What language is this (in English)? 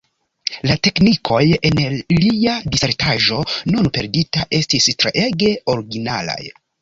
Esperanto